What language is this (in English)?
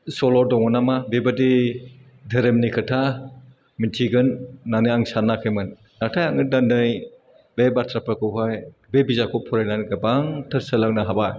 Bodo